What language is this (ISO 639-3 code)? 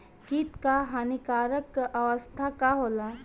bho